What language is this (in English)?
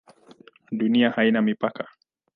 Swahili